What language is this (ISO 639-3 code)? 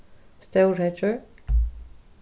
fao